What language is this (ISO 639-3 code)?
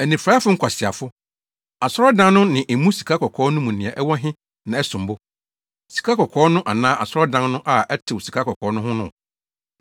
aka